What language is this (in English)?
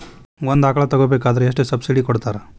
Kannada